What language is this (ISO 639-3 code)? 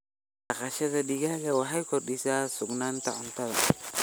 som